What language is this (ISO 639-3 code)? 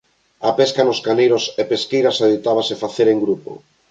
glg